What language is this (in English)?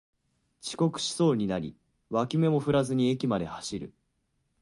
Japanese